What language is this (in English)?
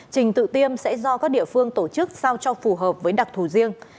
Vietnamese